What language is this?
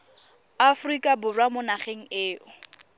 Tswana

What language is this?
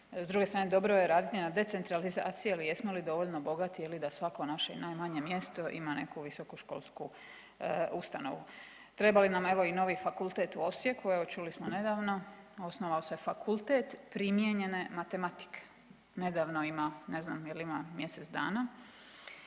Croatian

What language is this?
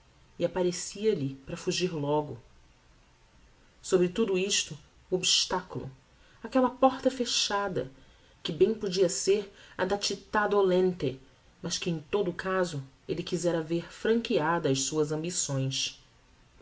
Portuguese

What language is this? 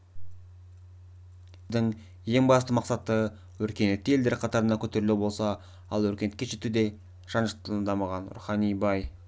Kazakh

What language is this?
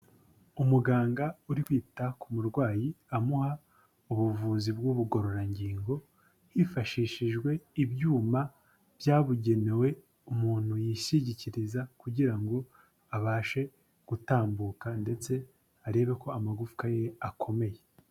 Kinyarwanda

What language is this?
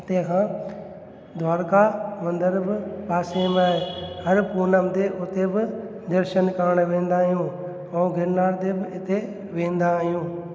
Sindhi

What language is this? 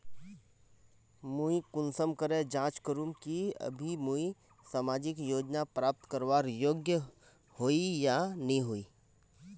Magahi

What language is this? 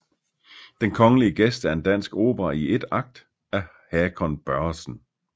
Danish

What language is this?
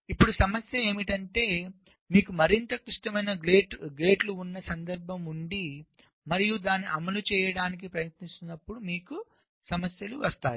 Telugu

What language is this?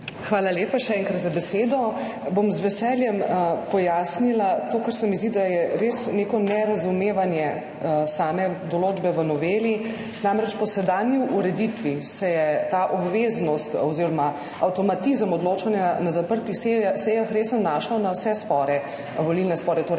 Slovenian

